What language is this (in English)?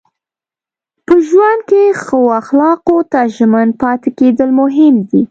Pashto